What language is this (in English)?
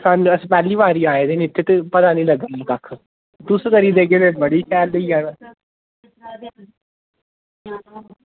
Dogri